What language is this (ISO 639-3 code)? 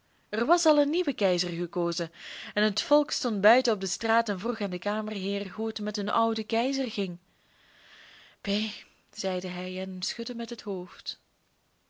nld